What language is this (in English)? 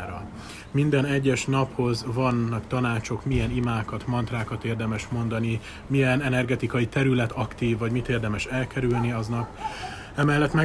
Hungarian